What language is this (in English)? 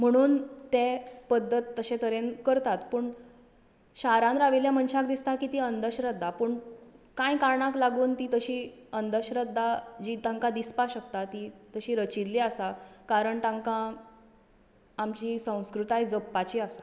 Konkani